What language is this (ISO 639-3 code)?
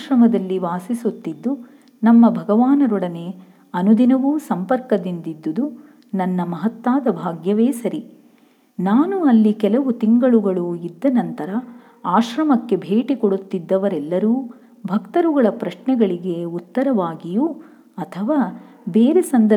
kan